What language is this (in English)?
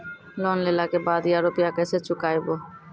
Maithili